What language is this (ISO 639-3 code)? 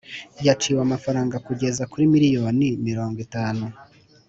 kin